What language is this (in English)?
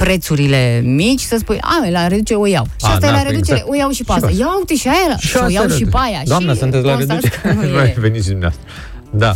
Romanian